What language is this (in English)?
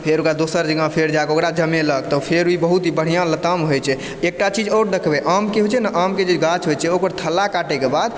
Maithili